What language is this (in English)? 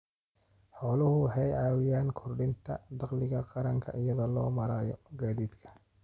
Somali